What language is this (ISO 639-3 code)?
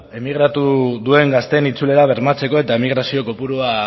eus